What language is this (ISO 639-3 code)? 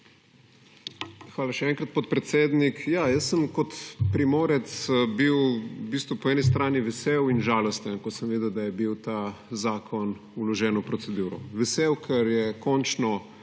slv